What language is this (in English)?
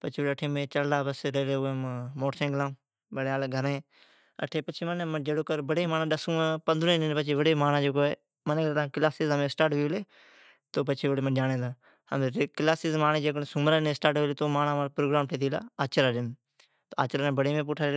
Od